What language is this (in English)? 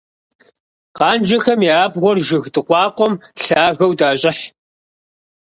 Kabardian